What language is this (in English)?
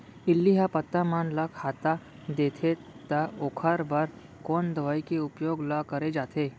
Chhattisgarhi